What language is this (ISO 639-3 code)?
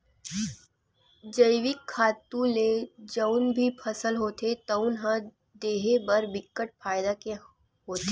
hne